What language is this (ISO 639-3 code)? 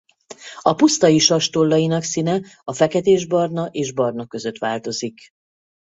hun